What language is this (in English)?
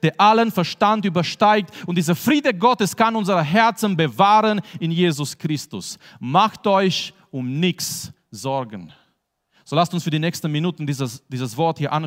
German